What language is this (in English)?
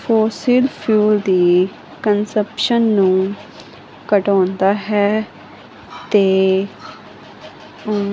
Punjabi